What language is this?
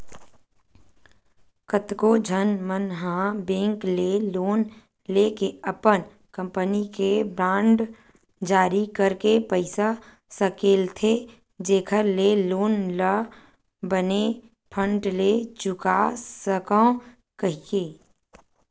Chhattisgarhi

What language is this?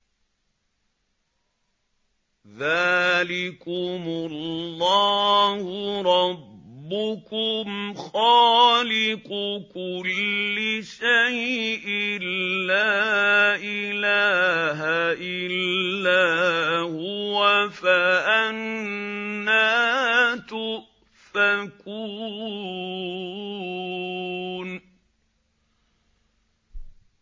Arabic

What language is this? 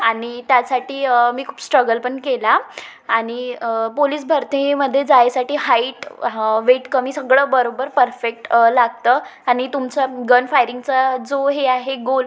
Marathi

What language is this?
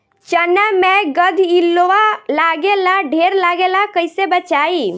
Bhojpuri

